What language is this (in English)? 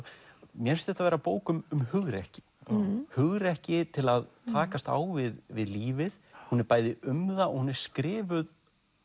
Icelandic